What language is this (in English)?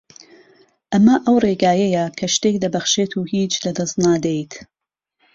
Central Kurdish